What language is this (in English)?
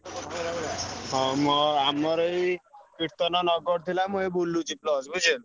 Odia